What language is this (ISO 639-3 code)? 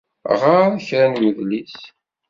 kab